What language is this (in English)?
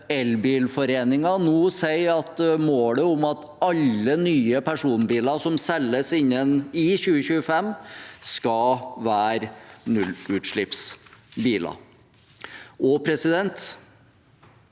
Norwegian